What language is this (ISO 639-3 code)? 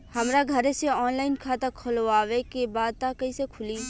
bho